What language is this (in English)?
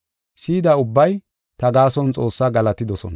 Gofa